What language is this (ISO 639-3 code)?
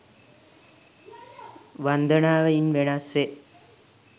sin